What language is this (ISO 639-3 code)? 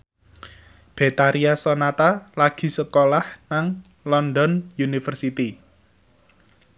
jav